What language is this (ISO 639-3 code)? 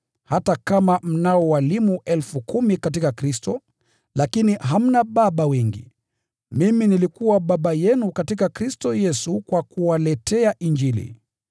swa